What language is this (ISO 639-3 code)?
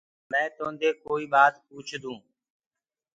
ggg